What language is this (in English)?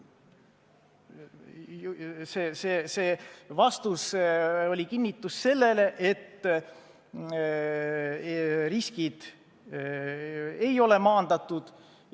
Estonian